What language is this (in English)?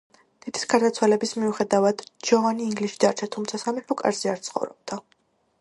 Georgian